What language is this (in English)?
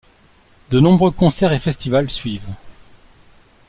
French